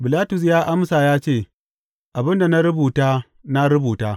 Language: Hausa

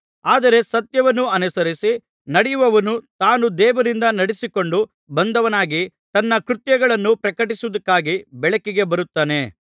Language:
Kannada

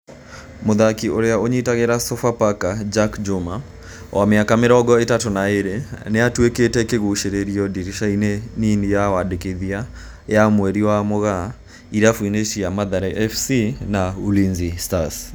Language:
Kikuyu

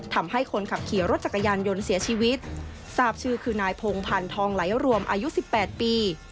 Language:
Thai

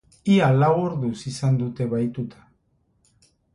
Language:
Basque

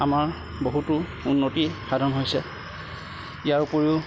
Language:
Assamese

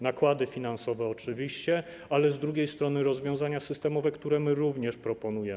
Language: Polish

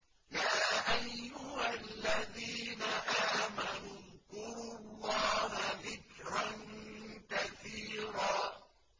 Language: Arabic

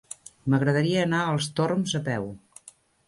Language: Catalan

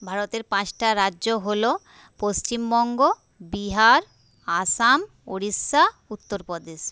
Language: Bangla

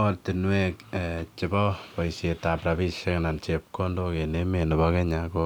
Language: Kalenjin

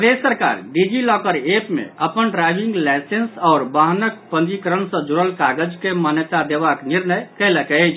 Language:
Maithili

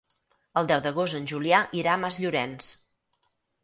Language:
Catalan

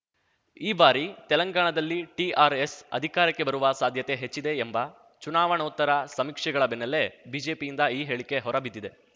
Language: Kannada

